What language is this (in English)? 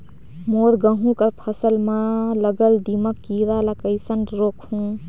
Chhattisgarhi